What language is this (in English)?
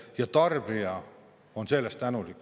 Estonian